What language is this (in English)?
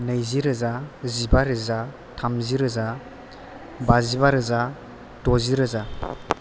Bodo